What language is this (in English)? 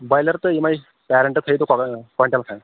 Kashmiri